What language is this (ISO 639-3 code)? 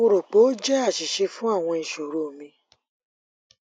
yor